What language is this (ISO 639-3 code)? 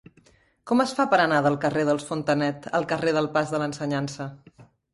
cat